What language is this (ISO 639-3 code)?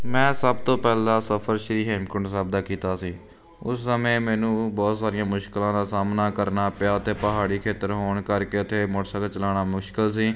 pan